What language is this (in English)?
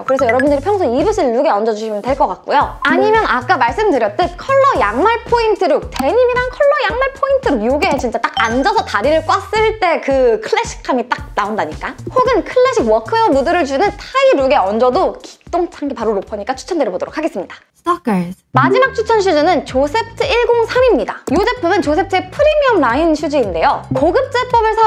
Korean